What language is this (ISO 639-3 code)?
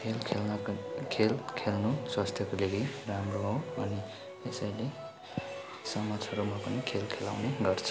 nep